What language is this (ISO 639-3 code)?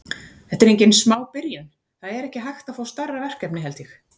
isl